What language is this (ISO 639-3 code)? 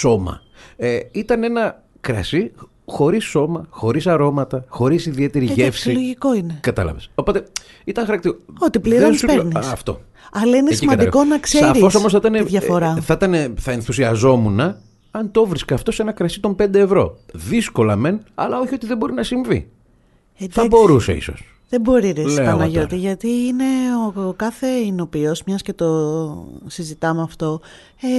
ell